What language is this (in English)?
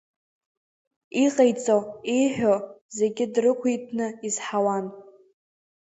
Abkhazian